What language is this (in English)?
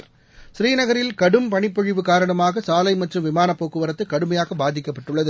Tamil